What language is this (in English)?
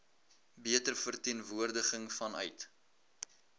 Afrikaans